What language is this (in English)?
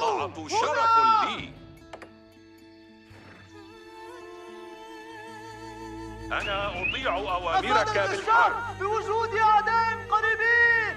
Arabic